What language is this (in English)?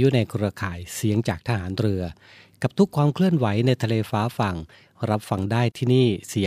Thai